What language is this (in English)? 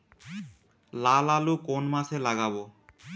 Bangla